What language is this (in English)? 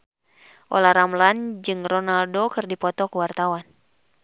Sundanese